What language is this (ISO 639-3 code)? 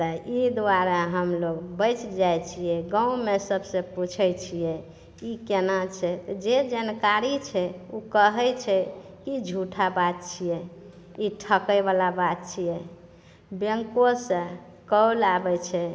mai